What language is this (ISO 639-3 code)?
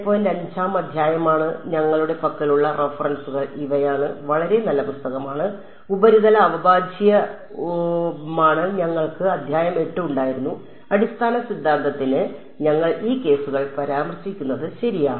mal